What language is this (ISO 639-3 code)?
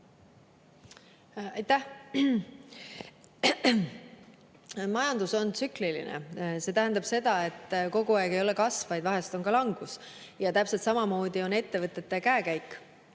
est